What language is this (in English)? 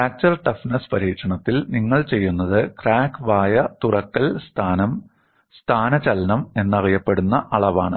Malayalam